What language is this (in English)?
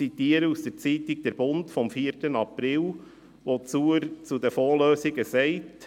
Swiss German